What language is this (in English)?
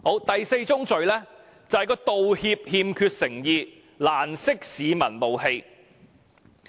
Cantonese